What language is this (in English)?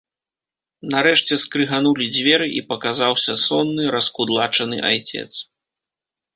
Belarusian